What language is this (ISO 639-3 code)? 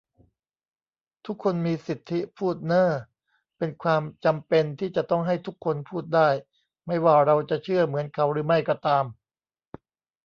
tha